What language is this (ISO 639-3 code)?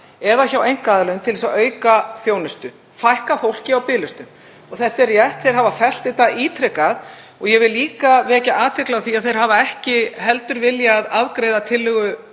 isl